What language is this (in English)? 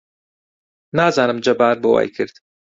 Central Kurdish